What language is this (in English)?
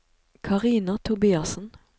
Norwegian